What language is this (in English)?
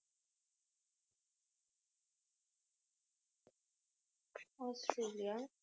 Punjabi